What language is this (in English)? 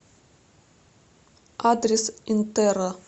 Russian